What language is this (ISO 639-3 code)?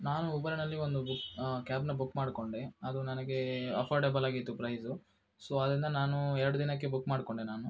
kan